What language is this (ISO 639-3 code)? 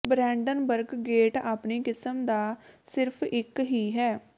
pan